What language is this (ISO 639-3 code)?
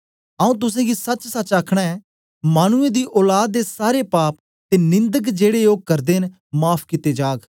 doi